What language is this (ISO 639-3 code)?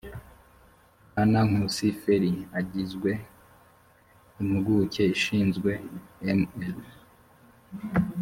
kin